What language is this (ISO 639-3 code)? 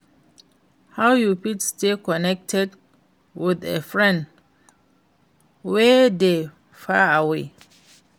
pcm